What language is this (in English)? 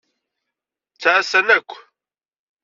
Kabyle